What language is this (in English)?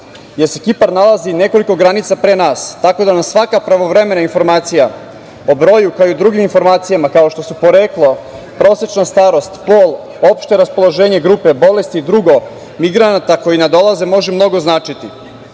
Serbian